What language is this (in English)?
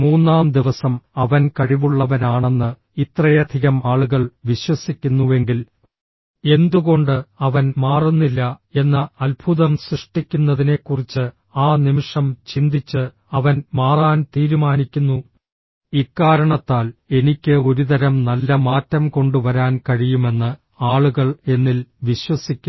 Malayalam